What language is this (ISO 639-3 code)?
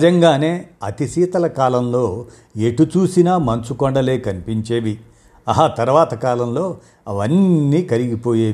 tel